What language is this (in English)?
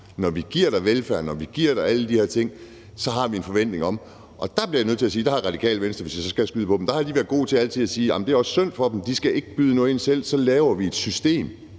Danish